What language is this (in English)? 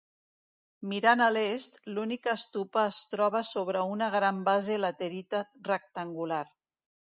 Catalan